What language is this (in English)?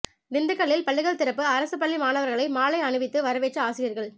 Tamil